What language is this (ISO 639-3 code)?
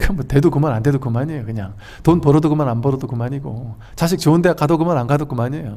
kor